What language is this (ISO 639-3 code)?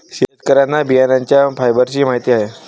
mar